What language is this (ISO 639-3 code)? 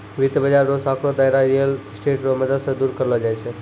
mai